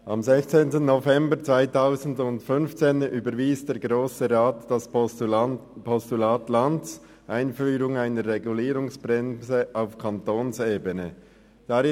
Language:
Swiss German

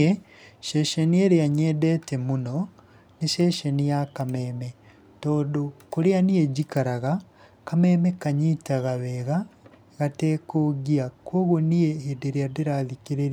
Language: Kikuyu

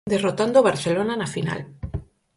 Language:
Galician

